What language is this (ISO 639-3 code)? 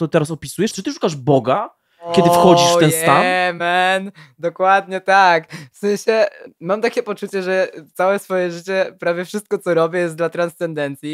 pol